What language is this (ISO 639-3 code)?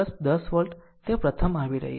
guj